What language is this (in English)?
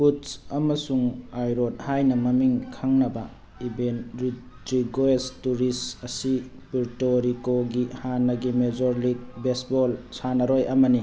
Manipuri